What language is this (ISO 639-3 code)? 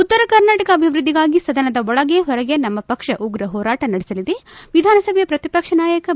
kan